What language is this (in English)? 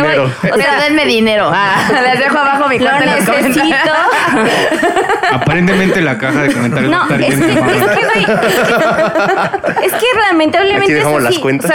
Spanish